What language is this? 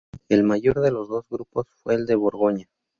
Spanish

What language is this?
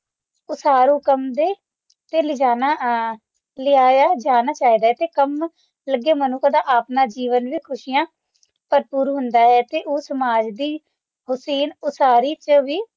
Punjabi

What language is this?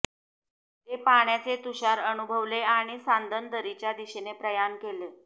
Marathi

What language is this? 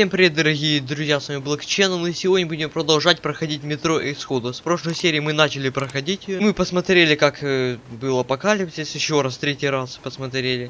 Russian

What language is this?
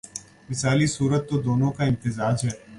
Urdu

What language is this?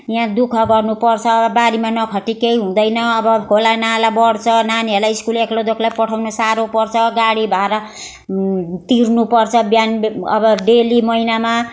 Nepali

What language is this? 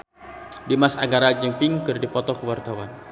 Sundanese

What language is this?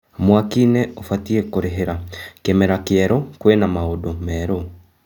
Kikuyu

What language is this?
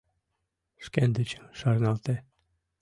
Mari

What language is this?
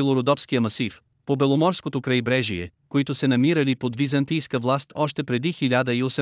Bulgarian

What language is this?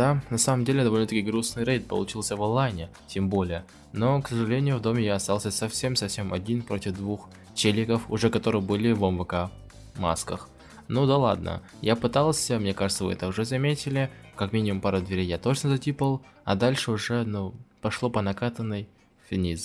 Russian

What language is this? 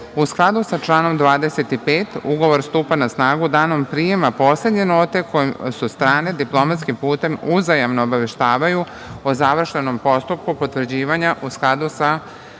Serbian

